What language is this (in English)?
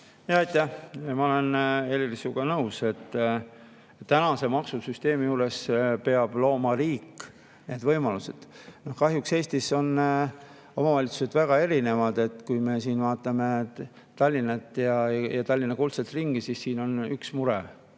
Estonian